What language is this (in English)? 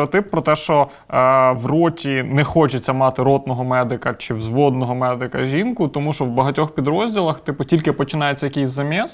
Ukrainian